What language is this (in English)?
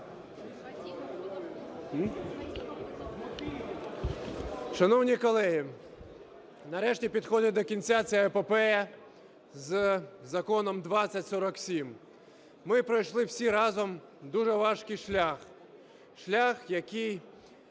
Ukrainian